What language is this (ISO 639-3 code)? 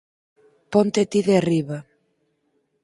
glg